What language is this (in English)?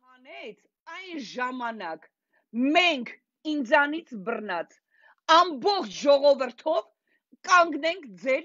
Romanian